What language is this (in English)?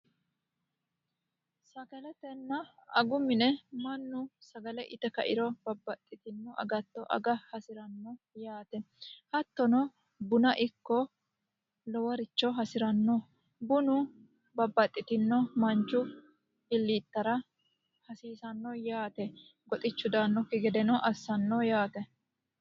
Sidamo